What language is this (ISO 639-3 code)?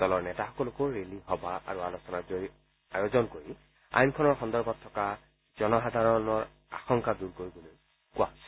asm